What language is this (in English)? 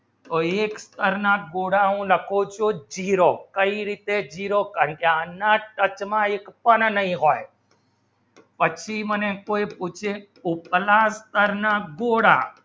Gujarati